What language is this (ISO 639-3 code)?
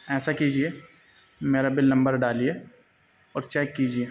urd